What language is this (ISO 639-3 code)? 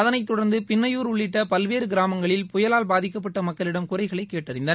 tam